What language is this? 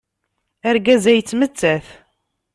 Kabyle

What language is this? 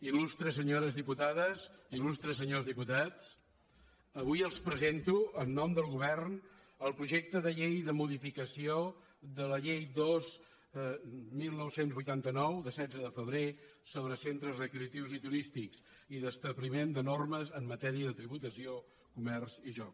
Catalan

